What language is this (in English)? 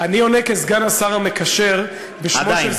Hebrew